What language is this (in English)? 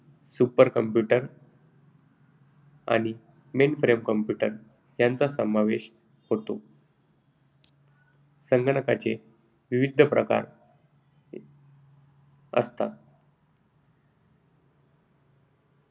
Marathi